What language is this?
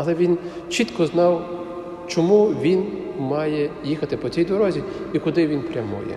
Ukrainian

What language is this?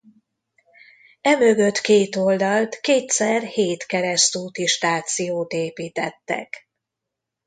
Hungarian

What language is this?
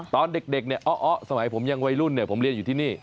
Thai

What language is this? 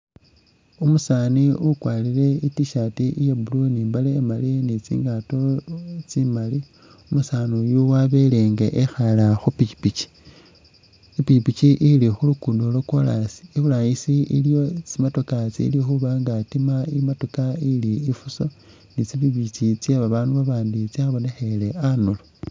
Masaaba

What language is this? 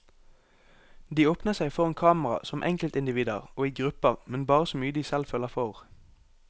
Norwegian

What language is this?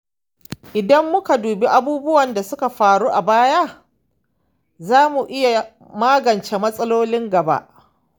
Hausa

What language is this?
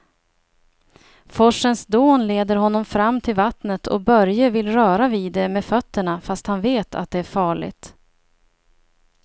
Swedish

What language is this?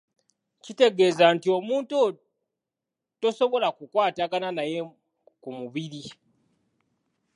Ganda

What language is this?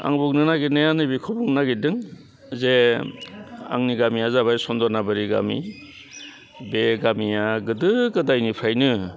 Bodo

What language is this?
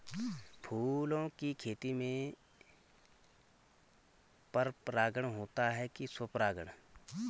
Hindi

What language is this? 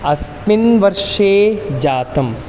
Sanskrit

